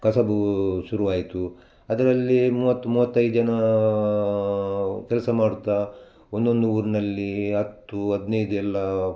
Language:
Kannada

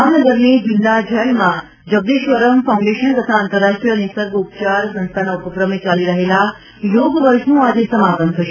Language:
Gujarati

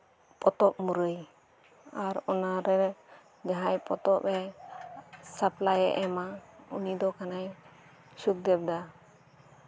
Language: Santali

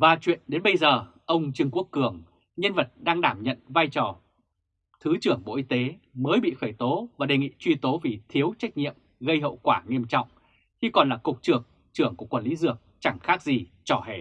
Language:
Vietnamese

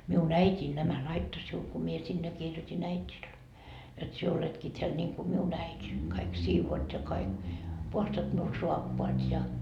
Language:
Finnish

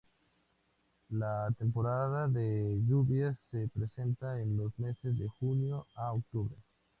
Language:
Spanish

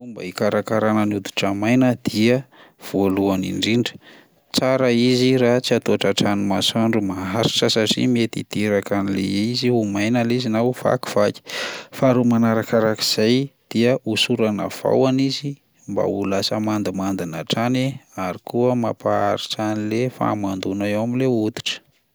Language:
Malagasy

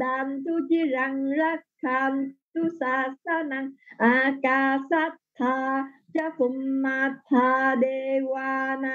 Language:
Vietnamese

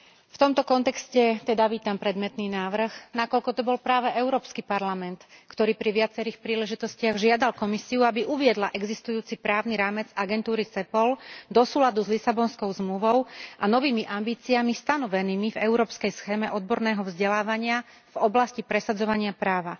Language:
Slovak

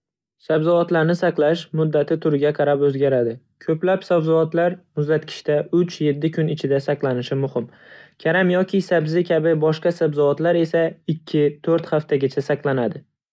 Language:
Uzbek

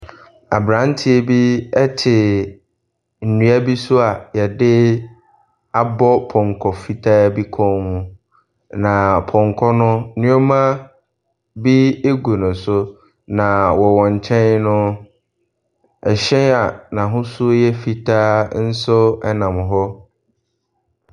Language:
Akan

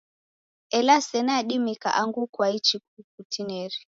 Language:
Taita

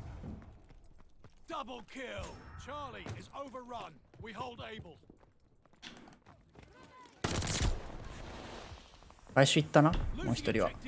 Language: Japanese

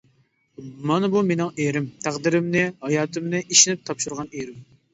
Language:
Uyghur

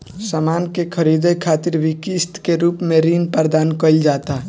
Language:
Bhojpuri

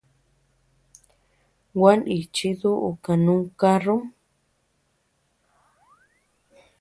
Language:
Tepeuxila Cuicatec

